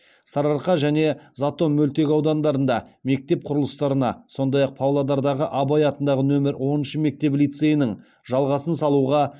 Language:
Kazakh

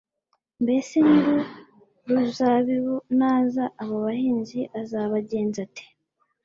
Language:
Kinyarwanda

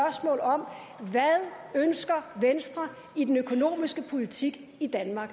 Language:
Danish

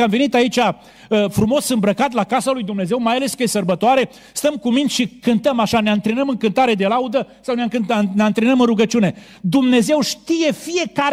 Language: Romanian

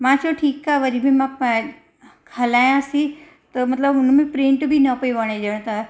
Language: Sindhi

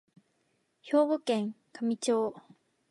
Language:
Japanese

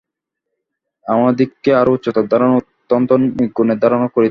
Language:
Bangla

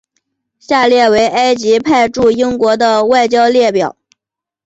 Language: Chinese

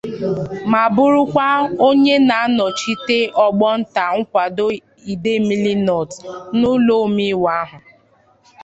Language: Igbo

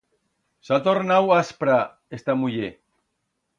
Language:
Aragonese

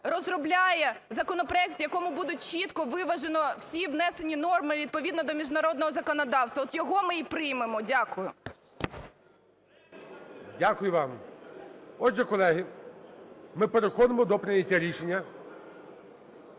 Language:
Ukrainian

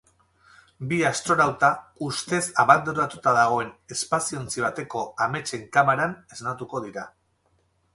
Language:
Basque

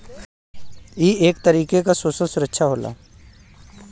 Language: Bhojpuri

